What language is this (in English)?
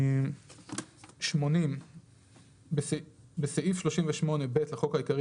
Hebrew